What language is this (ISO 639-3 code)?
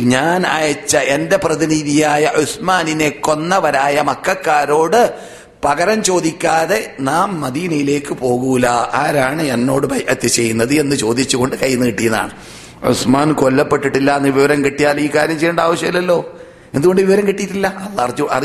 mal